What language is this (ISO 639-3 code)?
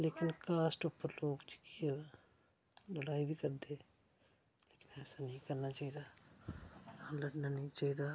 doi